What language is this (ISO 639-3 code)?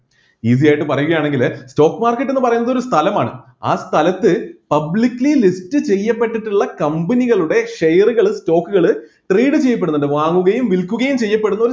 mal